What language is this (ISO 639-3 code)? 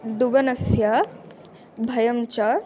san